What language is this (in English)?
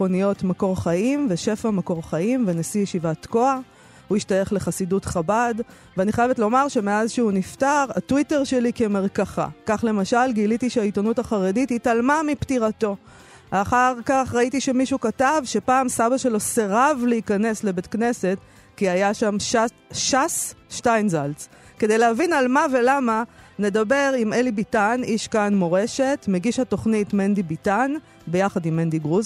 Hebrew